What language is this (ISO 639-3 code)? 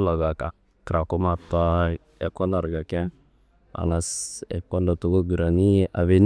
kbl